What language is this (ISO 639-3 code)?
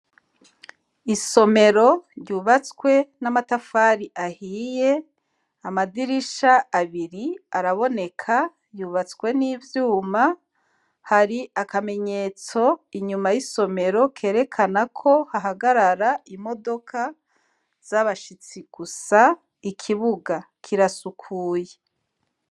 run